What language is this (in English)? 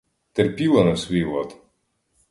Ukrainian